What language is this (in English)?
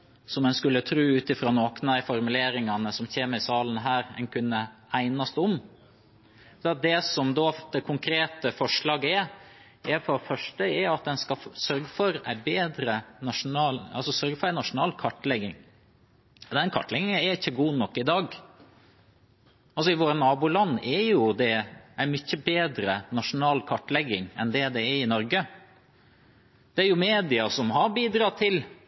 Norwegian Bokmål